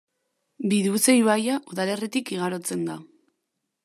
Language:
Basque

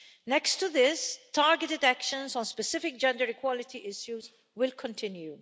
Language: English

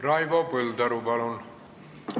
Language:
Estonian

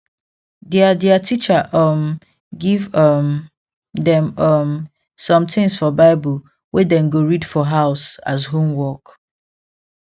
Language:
Nigerian Pidgin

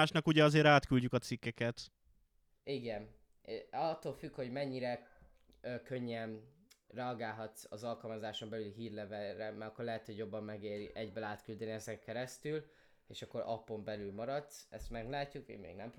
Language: Hungarian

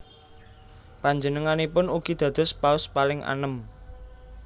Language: Javanese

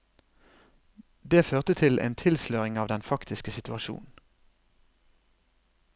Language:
Norwegian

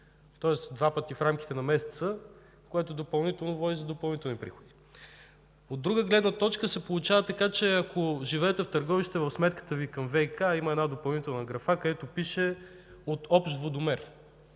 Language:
Bulgarian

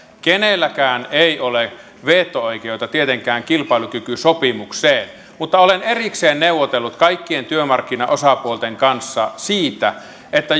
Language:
Finnish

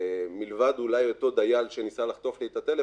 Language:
Hebrew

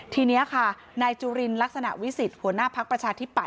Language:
Thai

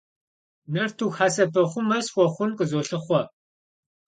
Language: Kabardian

